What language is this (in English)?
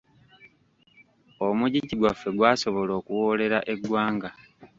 Ganda